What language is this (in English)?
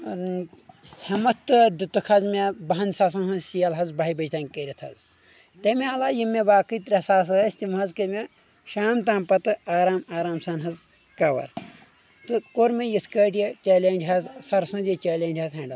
Kashmiri